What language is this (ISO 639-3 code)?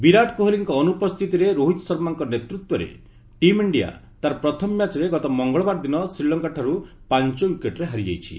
ori